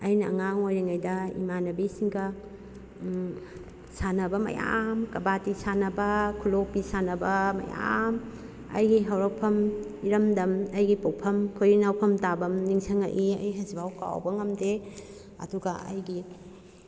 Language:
Manipuri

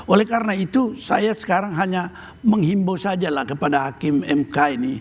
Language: Indonesian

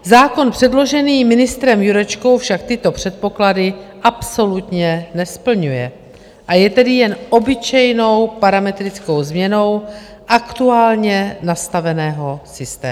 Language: Czech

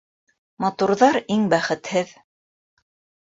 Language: Bashkir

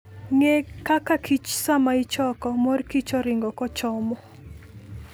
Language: Luo (Kenya and Tanzania)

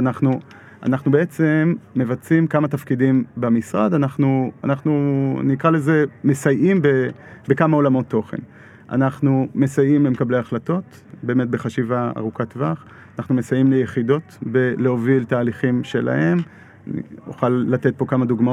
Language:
Hebrew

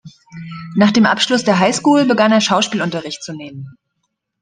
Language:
German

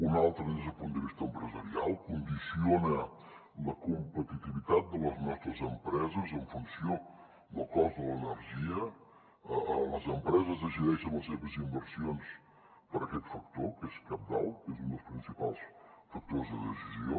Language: Catalan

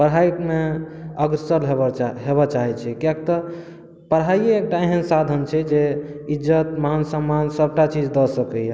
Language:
Maithili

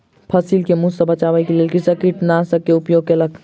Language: Maithili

